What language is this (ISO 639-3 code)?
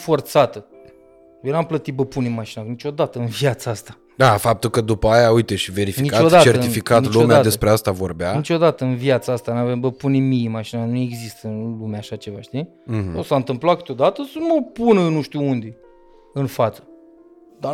ron